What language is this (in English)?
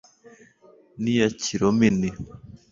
Kinyarwanda